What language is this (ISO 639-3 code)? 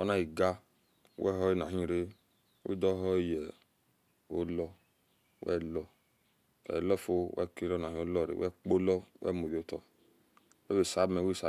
ish